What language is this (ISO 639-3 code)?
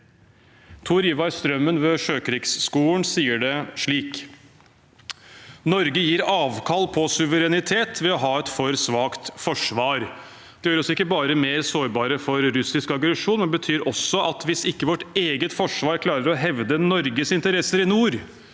nor